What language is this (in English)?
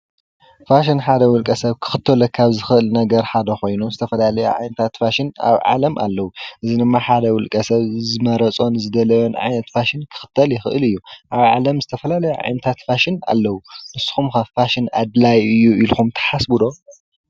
Tigrinya